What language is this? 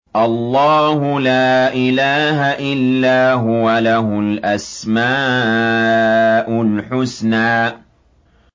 Arabic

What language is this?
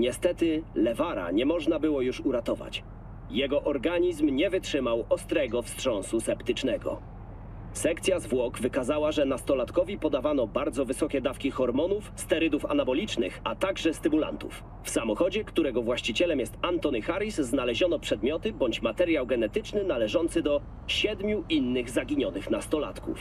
Polish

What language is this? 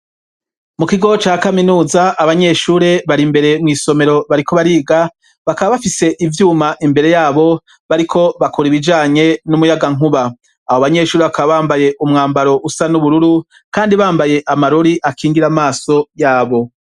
Rundi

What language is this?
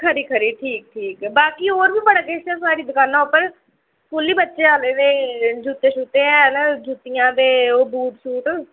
Dogri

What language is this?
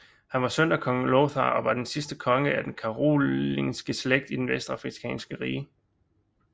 Danish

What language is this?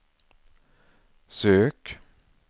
Swedish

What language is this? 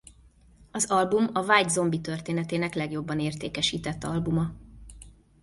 Hungarian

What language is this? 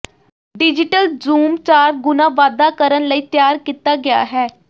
Punjabi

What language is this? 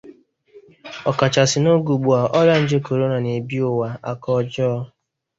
Igbo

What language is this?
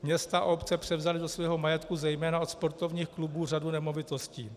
Czech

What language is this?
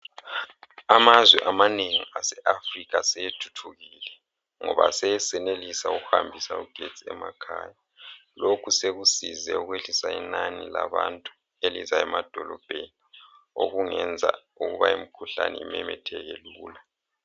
North Ndebele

